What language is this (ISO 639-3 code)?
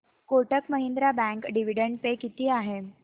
mar